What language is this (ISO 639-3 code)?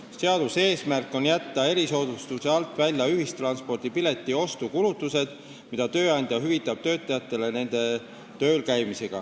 est